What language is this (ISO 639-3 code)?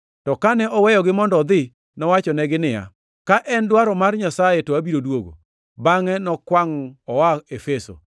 luo